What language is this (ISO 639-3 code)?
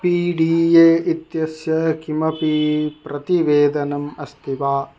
san